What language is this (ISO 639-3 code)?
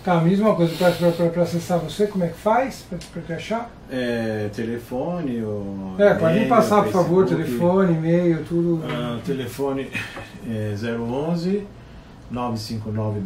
por